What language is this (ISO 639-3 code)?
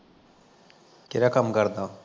pan